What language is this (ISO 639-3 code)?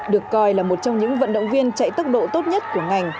vie